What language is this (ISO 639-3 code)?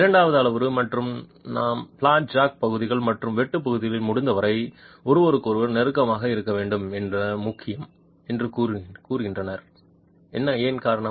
tam